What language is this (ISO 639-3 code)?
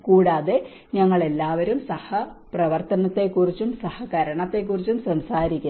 mal